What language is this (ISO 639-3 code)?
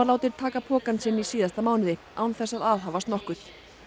isl